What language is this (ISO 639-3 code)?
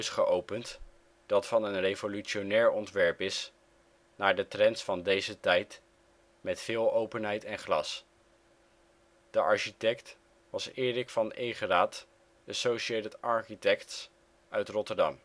nld